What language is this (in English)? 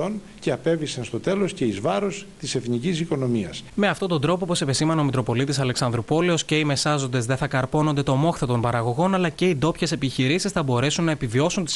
Greek